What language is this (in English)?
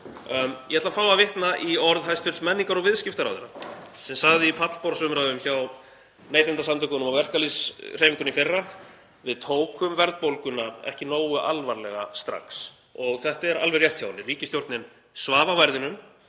Icelandic